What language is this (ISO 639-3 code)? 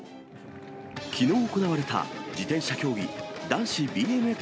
jpn